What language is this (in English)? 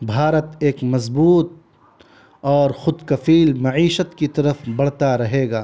Urdu